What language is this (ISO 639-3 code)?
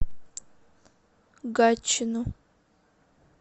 rus